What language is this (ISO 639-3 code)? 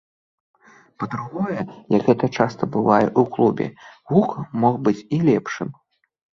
bel